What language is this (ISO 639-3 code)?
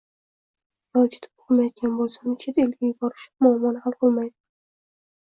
uzb